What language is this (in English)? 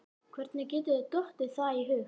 Icelandic